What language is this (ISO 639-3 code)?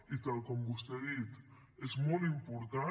cat